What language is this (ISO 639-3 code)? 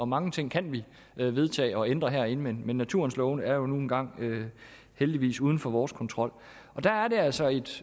dan